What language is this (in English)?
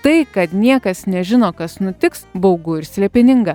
Lithuanian